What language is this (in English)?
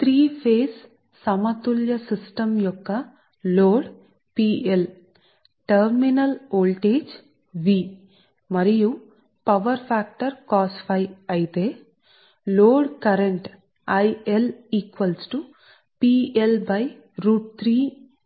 Telugu